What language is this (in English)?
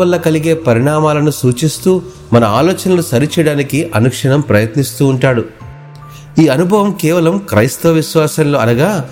Telugu